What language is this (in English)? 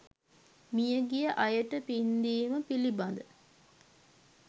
Sinhala